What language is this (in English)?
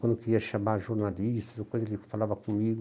Portuguese